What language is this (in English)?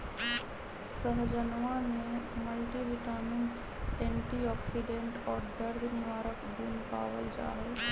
Magahi